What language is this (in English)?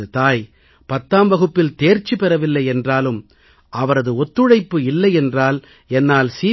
Tamil